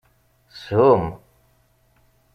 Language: Kabyle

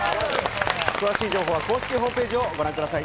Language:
Japanese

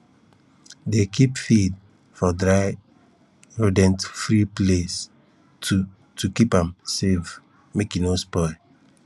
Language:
Nigerian Pidgin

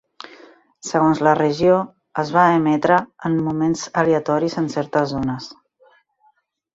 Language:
Catalan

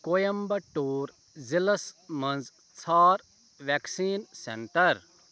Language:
Kashmiri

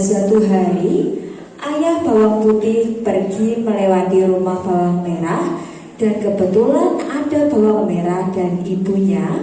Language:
Indonesian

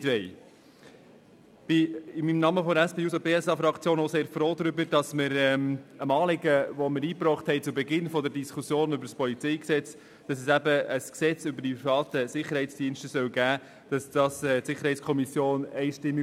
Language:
Swiss German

